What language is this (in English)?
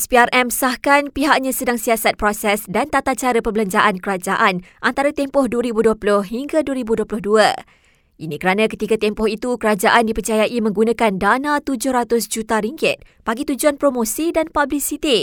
Malay